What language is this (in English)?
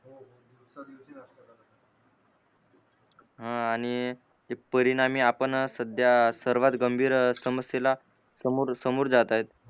Marathi